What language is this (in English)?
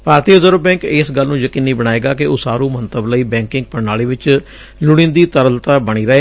Punjabi